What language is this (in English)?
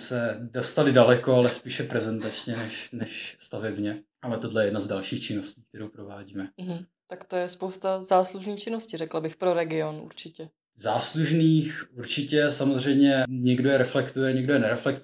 Czech